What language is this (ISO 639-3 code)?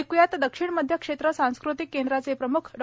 mar